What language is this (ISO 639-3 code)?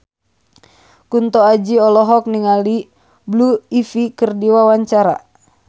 sun